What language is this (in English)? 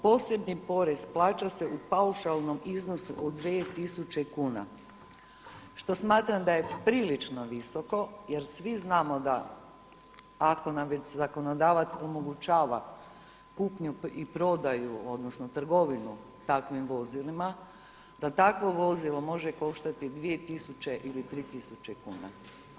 Croatian